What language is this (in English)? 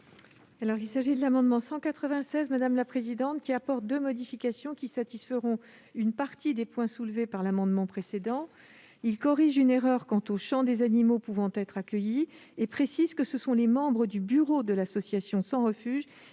French